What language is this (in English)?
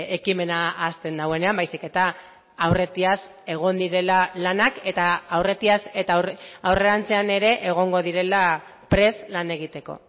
Basque